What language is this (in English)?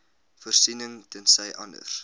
Afrikaans